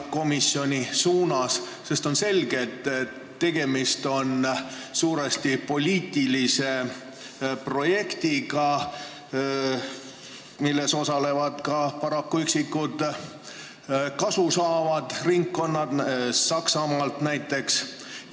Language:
Estonian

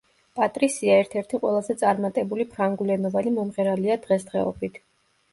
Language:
Georgian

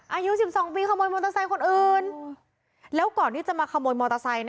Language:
Thai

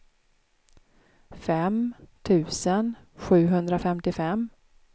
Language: Swedish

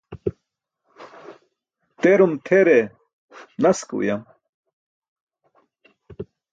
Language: Burushaski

